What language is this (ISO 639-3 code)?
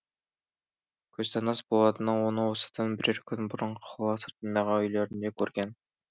kaz